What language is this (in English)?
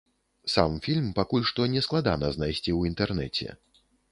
Belarusian